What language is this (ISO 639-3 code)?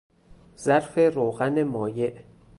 fas